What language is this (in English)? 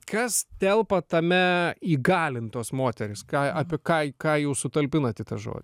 Lithuanian